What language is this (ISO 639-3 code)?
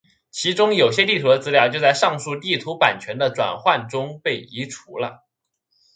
zho